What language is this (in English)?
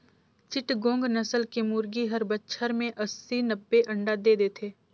Chhattisgarhi